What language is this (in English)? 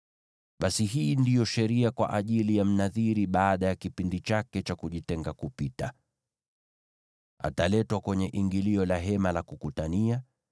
Swahili